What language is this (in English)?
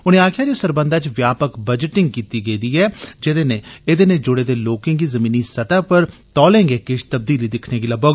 Dogri